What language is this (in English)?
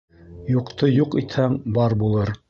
Bashkir